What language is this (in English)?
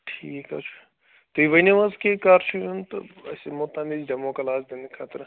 Kashmiri